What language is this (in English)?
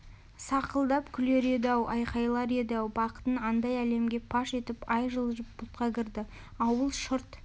Kazakh